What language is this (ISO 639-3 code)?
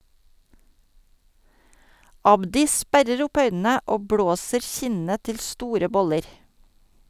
nor